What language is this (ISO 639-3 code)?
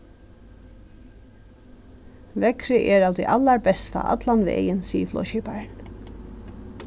fao